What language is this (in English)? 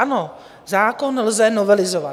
Czech